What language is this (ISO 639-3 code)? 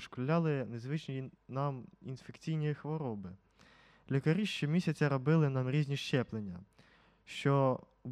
ukr